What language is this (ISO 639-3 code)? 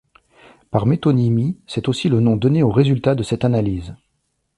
fra